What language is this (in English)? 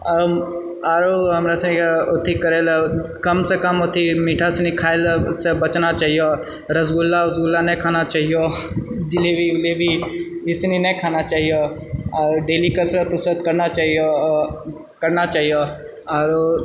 Maithili